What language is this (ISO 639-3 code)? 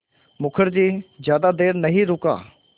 hin